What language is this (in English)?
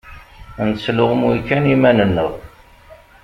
Kabyle